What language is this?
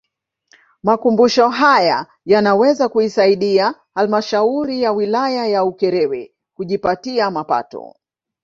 Swahili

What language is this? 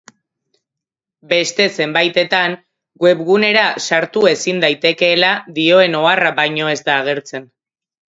Basque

